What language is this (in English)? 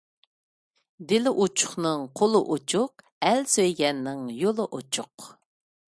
Uyghur